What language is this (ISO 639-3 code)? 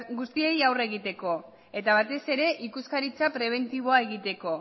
eus